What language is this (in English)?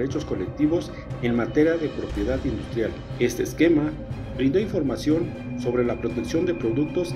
Spanish